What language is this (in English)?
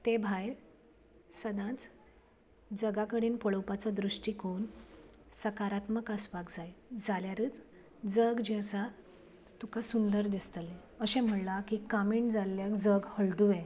Konkani